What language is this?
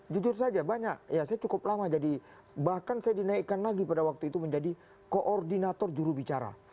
Indonesian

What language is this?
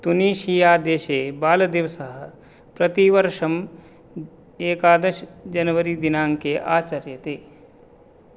Sanskrit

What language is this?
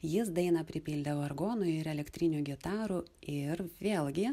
Lithuanian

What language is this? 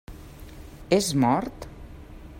Catalan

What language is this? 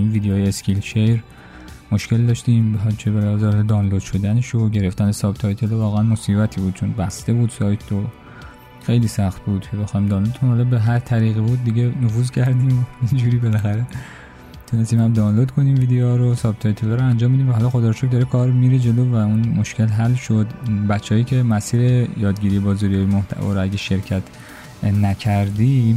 Persian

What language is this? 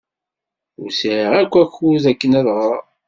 Kabyle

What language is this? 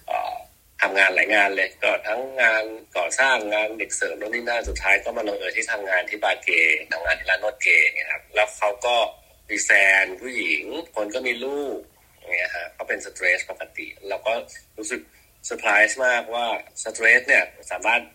Thai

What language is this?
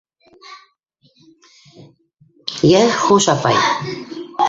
Bashkir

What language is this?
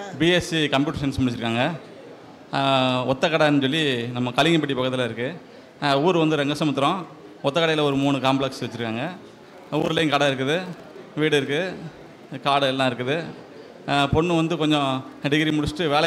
Tamil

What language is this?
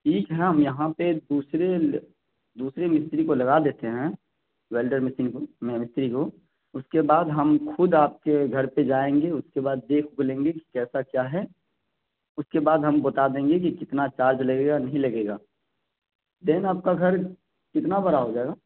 Urdu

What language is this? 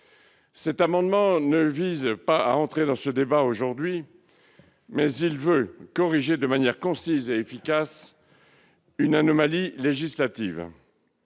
French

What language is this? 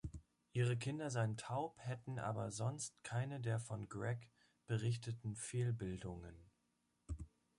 German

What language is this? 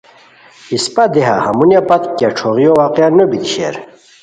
Khowar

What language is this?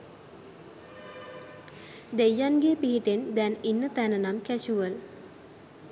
Sinhala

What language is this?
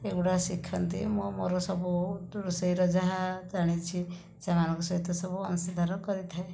Odia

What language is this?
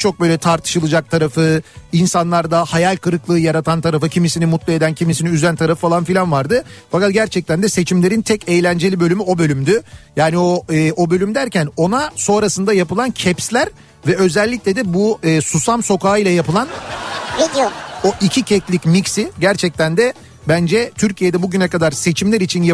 Turkish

